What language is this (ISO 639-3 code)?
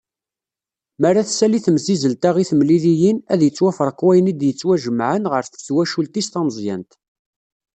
kab